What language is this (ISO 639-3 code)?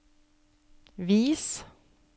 nor